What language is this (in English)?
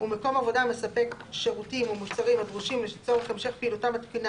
Hebrew